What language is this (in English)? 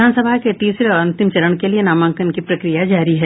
Hindi